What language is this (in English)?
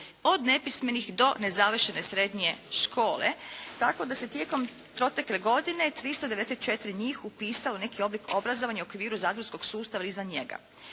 Croatian